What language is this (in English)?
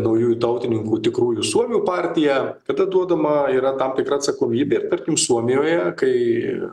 Lithuanian